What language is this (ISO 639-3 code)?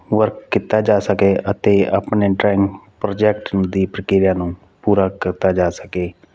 pan